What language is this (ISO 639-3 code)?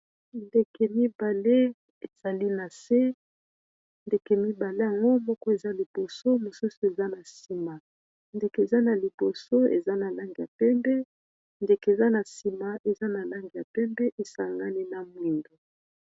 lin